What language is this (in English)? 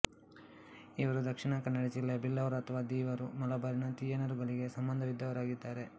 Kannada